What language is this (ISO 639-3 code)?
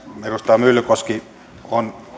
fin